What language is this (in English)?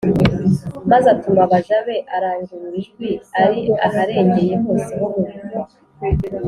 Kinyarwanda